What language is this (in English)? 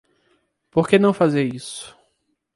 Portuguese